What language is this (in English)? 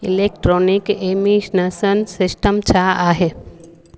Sindhi